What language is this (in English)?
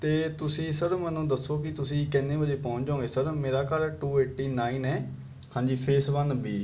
Punjabi